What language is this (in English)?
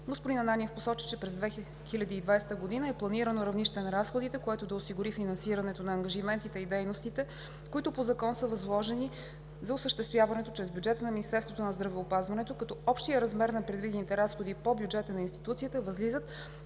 Bulgarian